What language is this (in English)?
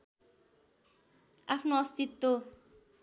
Nepali